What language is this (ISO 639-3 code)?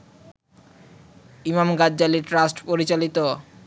ben